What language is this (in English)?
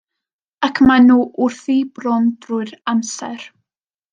Welsh